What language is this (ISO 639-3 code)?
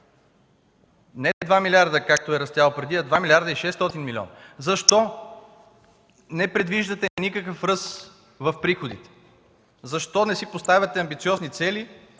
bul